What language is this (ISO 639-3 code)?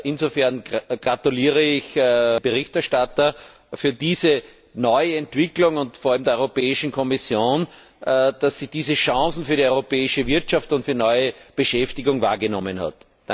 deu